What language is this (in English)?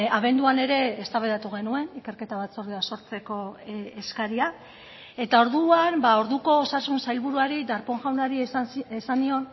Basque